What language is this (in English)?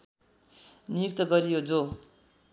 Nepali